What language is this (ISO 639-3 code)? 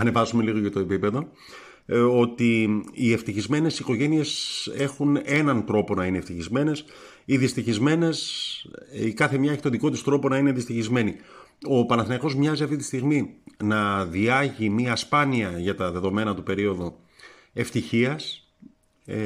ell